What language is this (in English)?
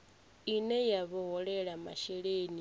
Venda